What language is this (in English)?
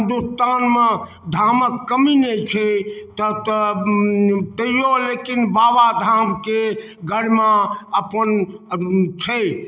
Maithili